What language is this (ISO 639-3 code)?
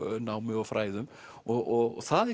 isl